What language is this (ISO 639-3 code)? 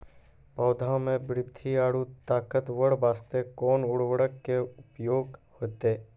mai